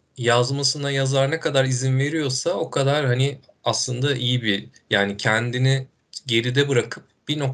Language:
Turkish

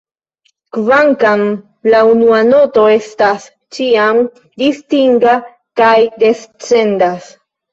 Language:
Esperanto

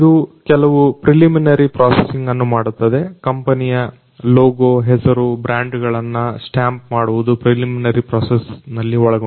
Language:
Kannada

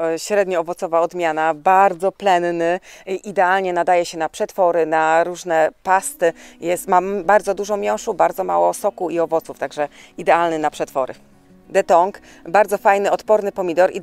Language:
Polish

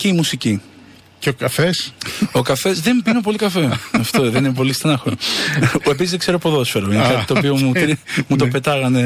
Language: Greek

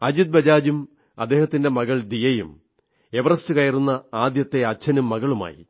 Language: Malayalam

